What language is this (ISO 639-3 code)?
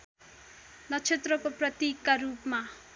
nep